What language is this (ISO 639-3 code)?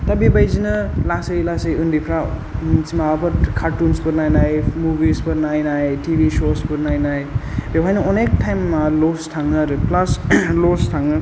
brx